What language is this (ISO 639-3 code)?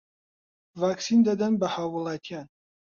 ckb